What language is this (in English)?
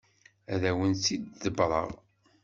Kabyle